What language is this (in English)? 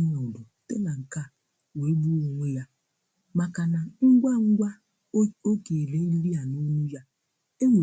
Igbo